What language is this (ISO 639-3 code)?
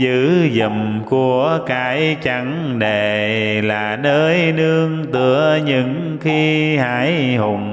vie